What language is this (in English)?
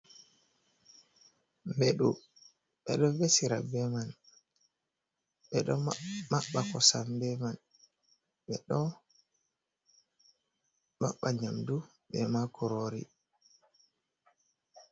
Fula